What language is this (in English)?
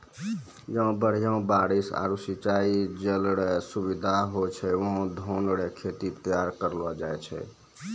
Maithili